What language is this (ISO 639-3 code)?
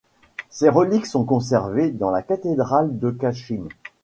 fra